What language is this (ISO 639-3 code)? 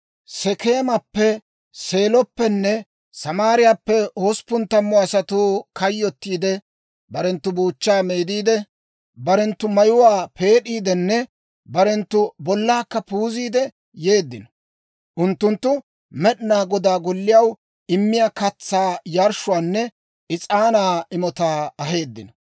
dwr